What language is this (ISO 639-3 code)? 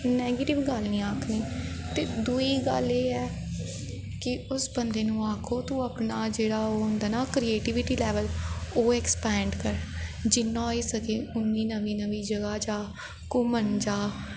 doi